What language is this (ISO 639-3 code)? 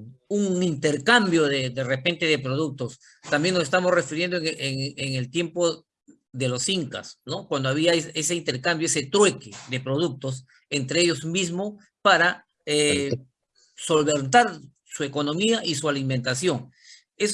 spa